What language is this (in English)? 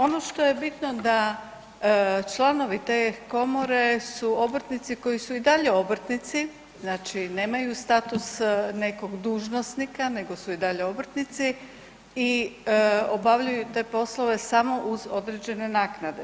Croatian